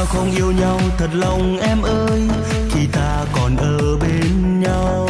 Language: Vietnamese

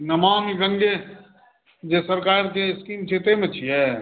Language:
Maithili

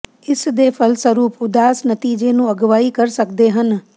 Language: Punjabi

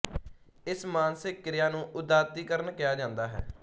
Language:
Punjabi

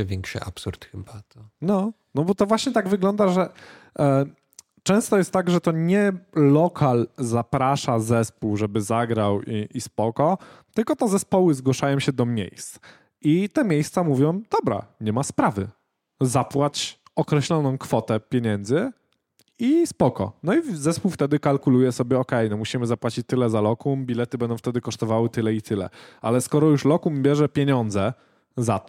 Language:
Polish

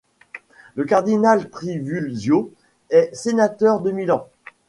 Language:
French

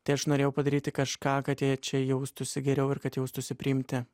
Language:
Lithuanian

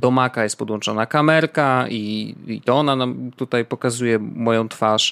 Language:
Polish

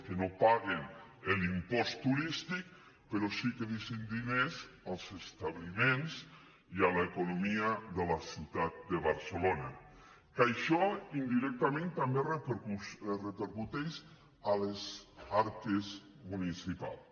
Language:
Catalan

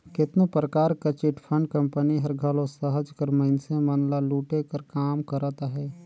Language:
Chhattisgarhi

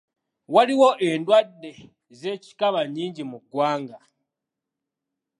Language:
Ganda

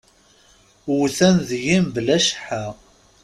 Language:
Kabyle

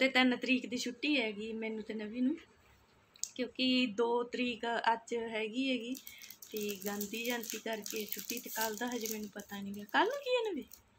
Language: Punjabi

